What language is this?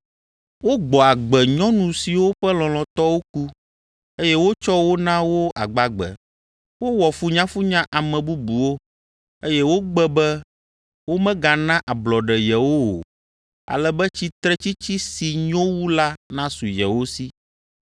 Ewe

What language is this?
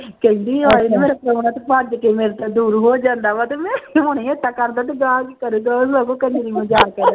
Punjabi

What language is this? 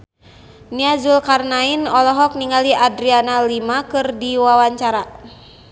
Sundanese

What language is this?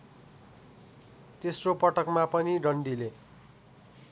Nepali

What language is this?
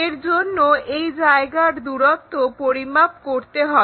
Bangla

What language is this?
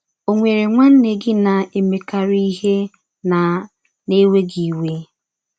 Igbo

